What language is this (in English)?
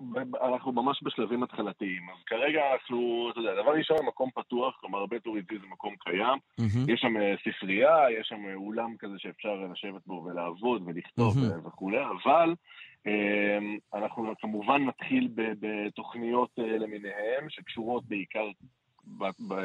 Hebrew